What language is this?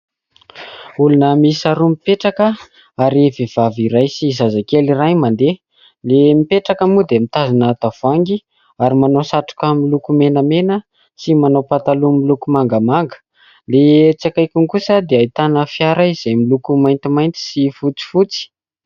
Malagasy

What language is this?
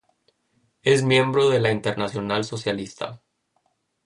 Spanish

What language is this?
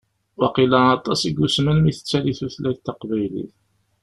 Kabyle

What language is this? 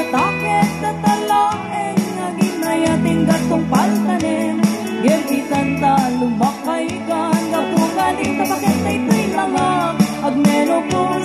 Filipino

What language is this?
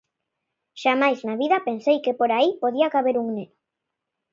Galician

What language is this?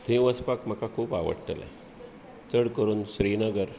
Konkani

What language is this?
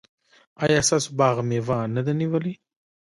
Pashto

